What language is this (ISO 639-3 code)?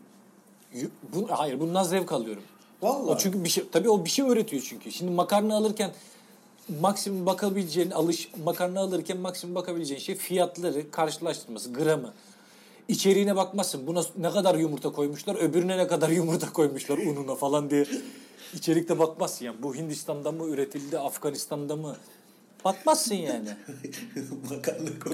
tur